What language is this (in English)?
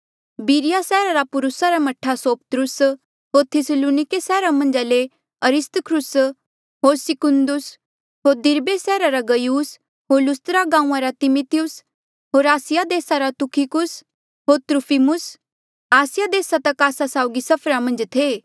Mandeali